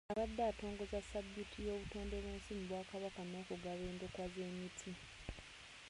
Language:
Ganda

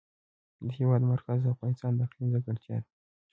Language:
Pashto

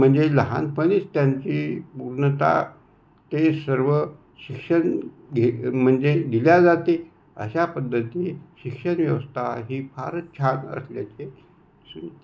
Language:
Marathi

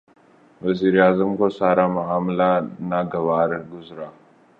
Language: Urdu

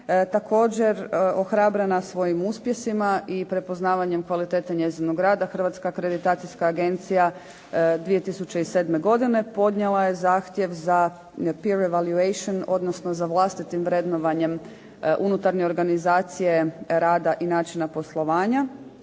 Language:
Croatian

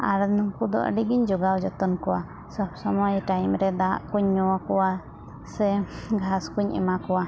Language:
Santali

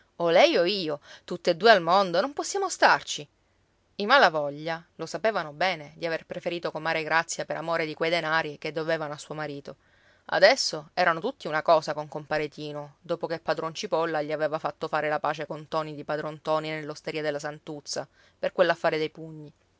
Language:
Italian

